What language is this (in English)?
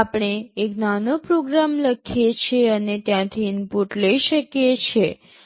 Gujarati